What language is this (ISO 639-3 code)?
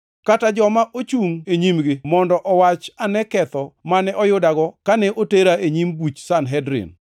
luo